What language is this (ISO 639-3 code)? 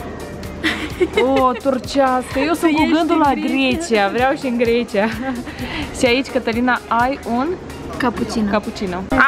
ron